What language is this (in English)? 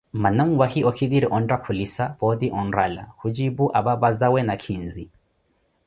Koti